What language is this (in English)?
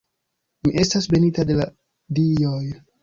Esperanto